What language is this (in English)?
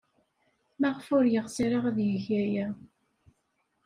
Kabyle